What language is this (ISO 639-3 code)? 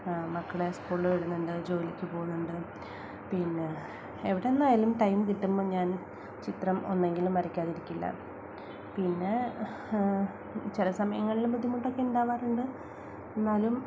mal